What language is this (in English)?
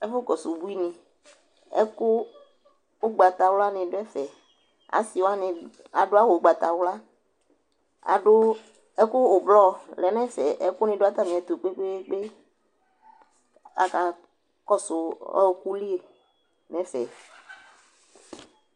Ikposo